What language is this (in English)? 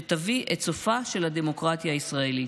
Hebrew